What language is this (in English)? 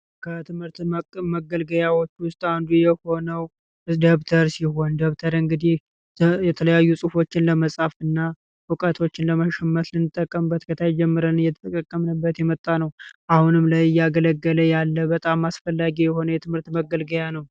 Amharic